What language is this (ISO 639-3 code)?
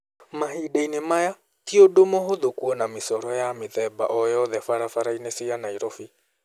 kik